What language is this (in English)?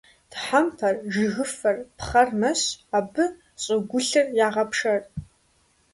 Kabardian